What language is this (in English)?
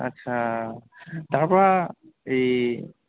Assamese